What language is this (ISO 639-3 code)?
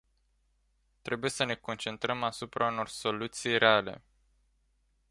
ron